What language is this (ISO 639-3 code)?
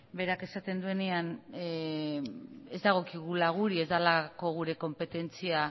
eus